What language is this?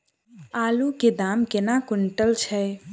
Maithili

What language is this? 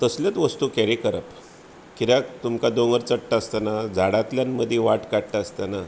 Konkani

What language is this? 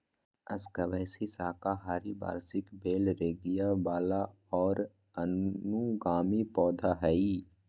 Magahi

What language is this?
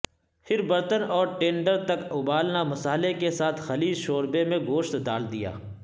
Urdu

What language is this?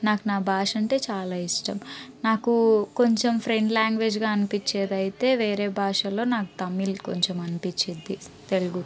Telugu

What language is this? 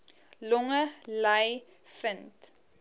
Afrikaans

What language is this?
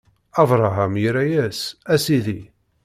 Kabyle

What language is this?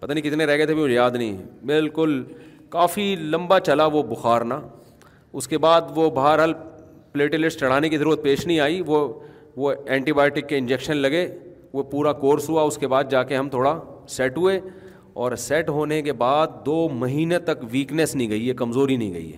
Urdu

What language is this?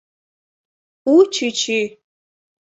Mari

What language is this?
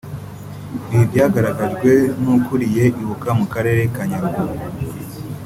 Kinyarwanda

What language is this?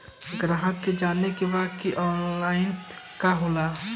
Bhojpuri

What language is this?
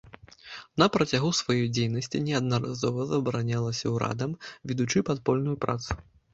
Belarusian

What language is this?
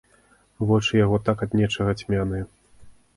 Belarusian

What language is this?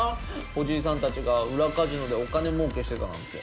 Japanese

